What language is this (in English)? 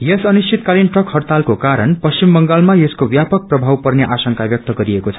Nepali